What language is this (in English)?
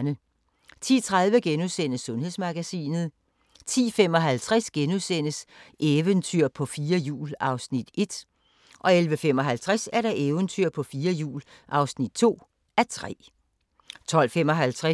Danish